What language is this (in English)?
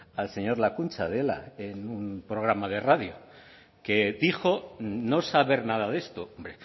Spanish